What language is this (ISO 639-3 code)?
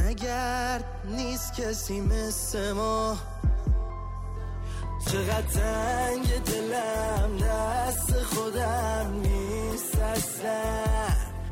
fas